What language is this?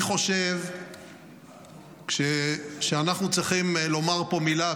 Hebrew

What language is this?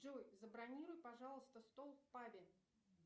Russian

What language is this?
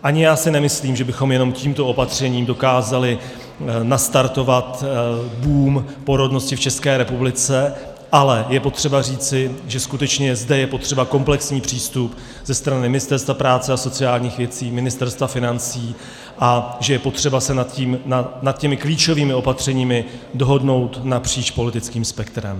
Czech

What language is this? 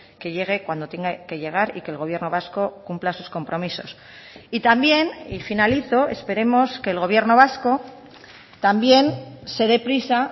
Spanish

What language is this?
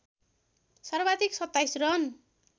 Nepali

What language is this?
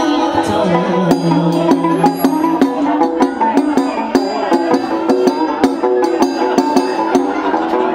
Thai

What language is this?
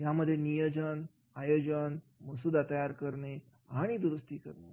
Marathi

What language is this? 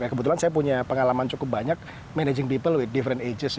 Indonesian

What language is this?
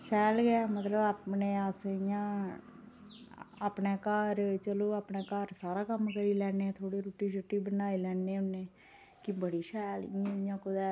Dogri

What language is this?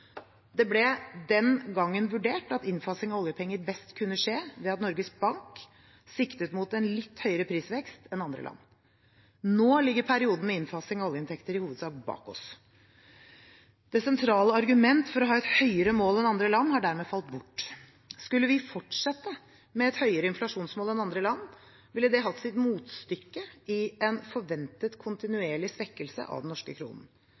Norwegian Bokmål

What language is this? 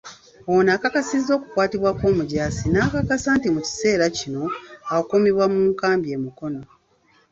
Ganda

